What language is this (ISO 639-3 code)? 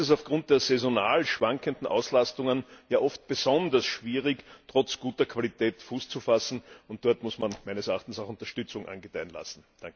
deu